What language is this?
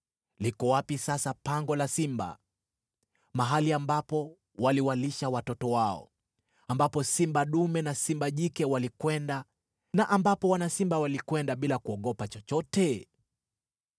Swahili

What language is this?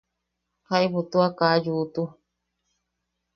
Yaqui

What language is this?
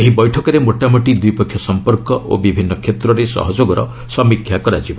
Odia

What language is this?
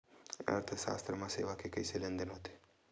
Chhattisgarhi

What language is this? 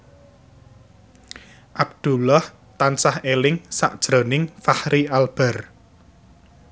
Javanese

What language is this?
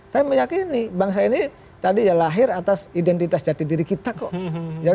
Indonesian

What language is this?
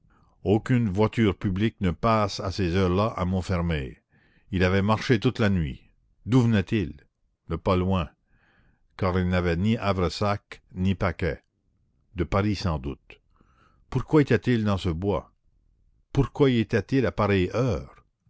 French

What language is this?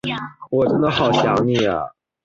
Chinese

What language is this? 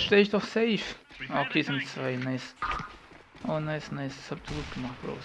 German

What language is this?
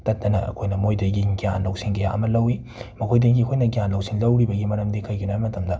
Manipuri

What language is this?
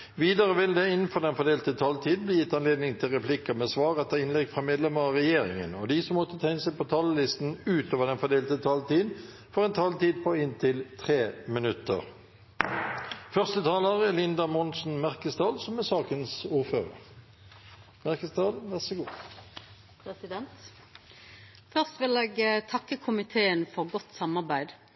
Norwegian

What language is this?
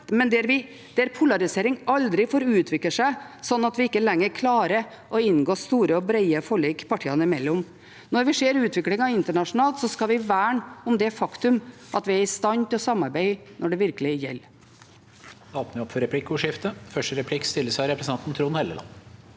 Norwegian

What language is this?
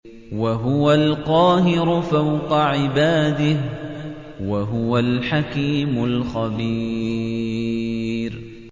Arabic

